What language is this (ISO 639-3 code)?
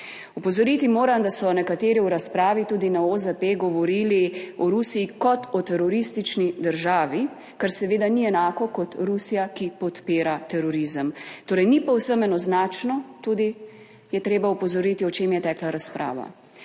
slv